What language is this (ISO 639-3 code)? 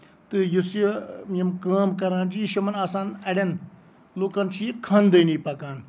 kas